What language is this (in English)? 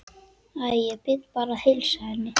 Icelandic